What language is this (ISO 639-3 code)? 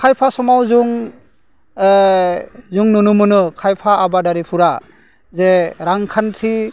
brx